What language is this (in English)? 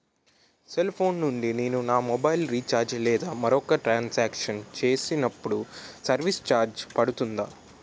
Telugu